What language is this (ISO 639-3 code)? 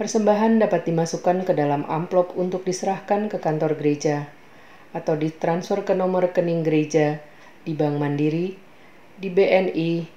ind